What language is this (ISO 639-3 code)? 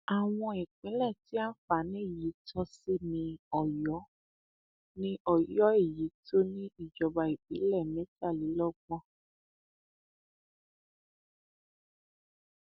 yor